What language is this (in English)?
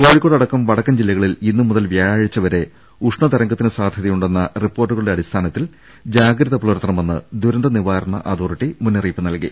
Malayalam